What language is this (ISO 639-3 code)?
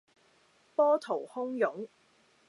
yue